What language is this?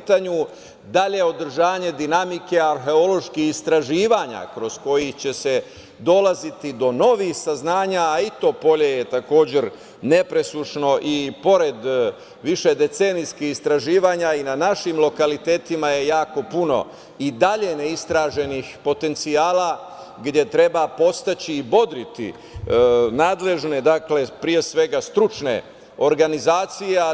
Serbian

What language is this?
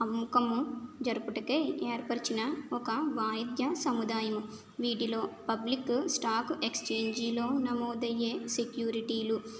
Telugu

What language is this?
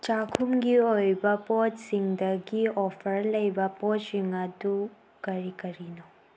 Manipuri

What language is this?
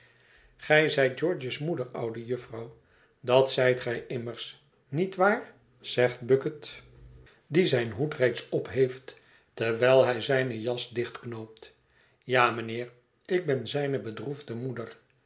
Dutch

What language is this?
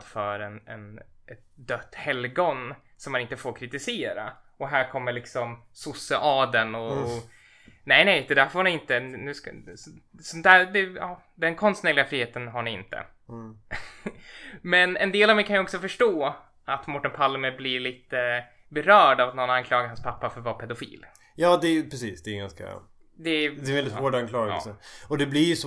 Swedish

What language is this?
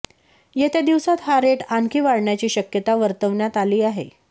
Marathi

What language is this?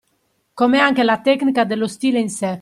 Italian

